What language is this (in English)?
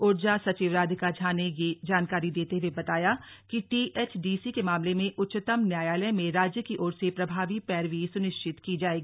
Hindi